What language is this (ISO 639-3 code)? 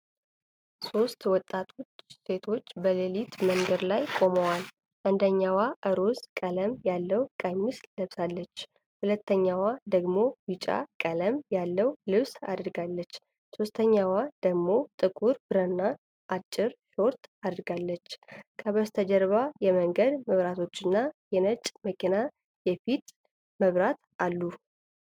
amh